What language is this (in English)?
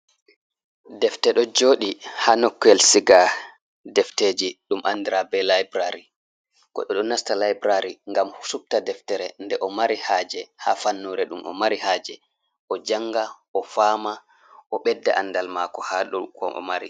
Fula